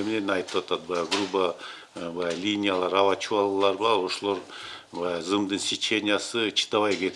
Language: Russian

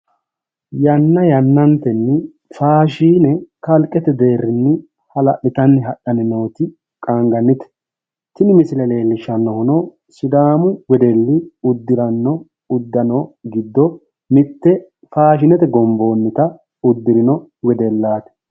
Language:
Sidamo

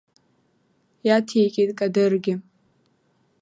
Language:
Abkhazian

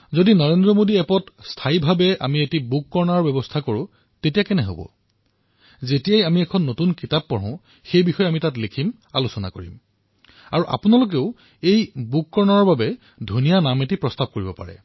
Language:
Assamese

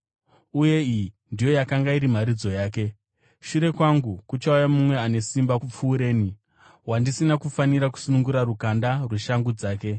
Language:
Shona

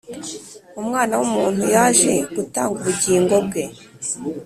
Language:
Kinyarwanda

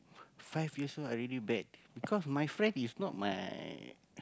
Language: English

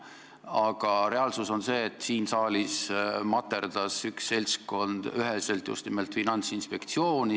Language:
Estonian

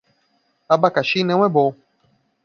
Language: Portuguese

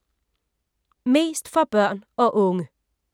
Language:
Danish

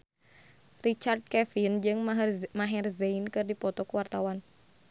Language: Sundanese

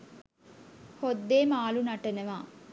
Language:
Sinhala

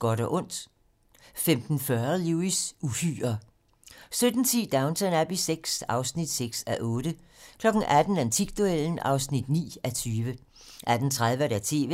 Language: Danish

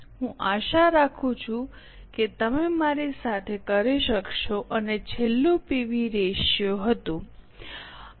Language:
Gujarati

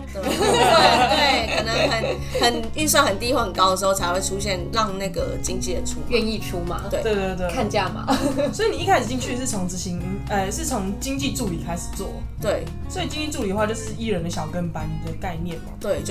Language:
Chinese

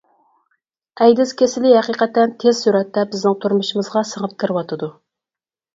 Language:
Uyghur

